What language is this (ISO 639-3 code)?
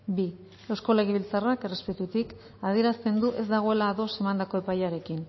eus